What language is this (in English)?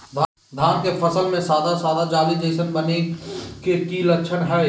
Magahi